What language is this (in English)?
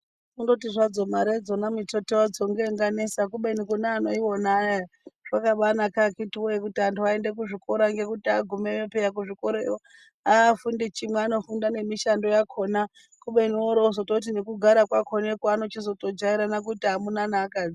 Ndau